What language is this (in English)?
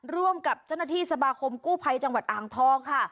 Thai